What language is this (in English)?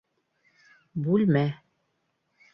Bashkir